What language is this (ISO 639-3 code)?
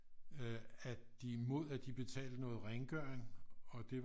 dan